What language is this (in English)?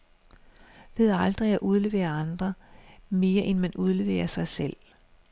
Danish